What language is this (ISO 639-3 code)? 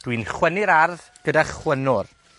cym